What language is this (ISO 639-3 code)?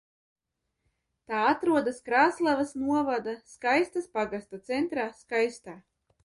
lav